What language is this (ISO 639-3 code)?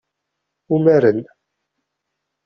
kab